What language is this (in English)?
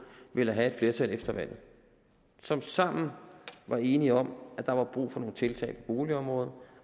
Danish